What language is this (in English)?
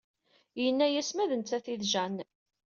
Kabyle